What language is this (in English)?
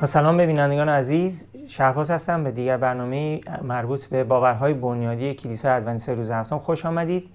Persian